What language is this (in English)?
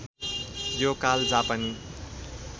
Nepali